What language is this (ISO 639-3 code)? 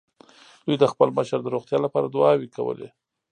pus